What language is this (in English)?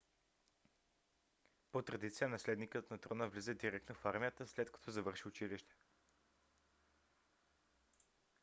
Bulgarian